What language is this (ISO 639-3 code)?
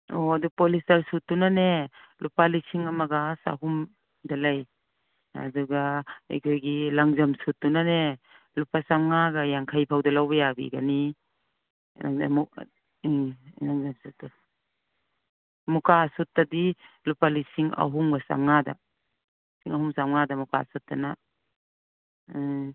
mni